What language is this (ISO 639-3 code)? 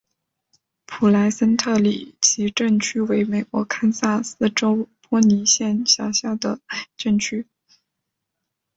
zho